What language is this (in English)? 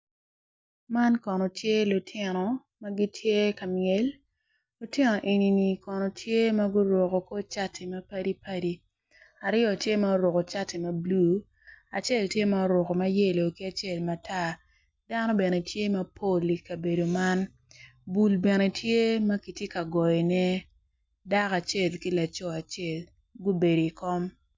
Acoli